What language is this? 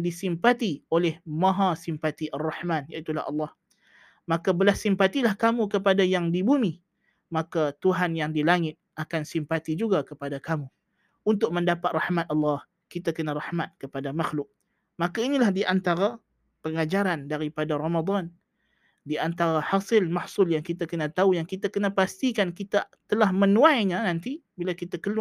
Malay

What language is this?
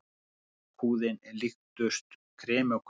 Icelandic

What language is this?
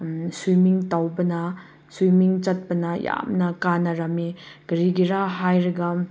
Manipuri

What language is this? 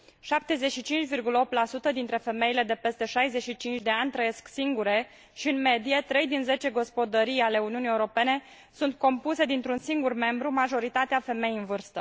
Romanian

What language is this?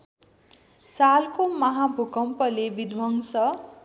Nepali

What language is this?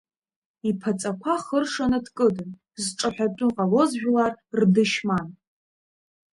Abkhazian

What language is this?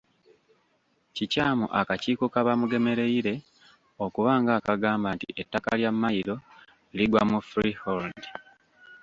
Ganda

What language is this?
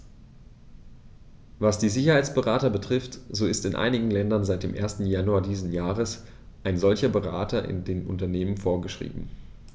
German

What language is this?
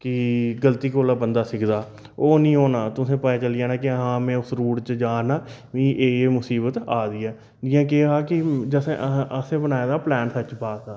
Dogri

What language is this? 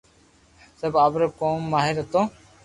Loarki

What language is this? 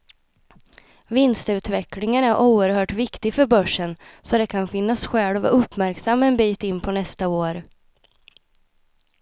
Swedish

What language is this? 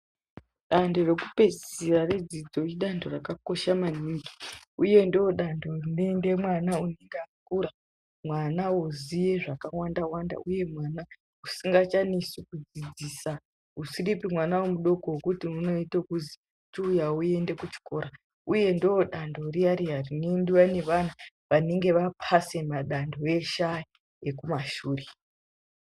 Ndau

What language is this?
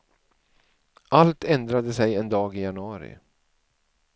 Swedish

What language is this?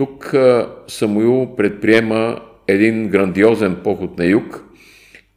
Bulgarian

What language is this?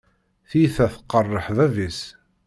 Kabyle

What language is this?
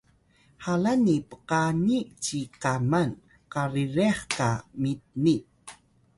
Atayal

